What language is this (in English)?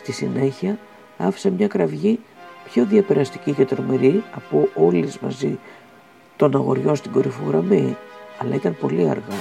Greek